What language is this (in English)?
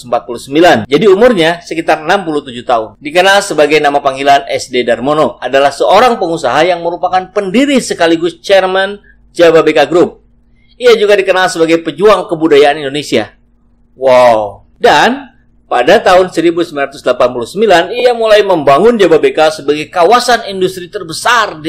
Indonesian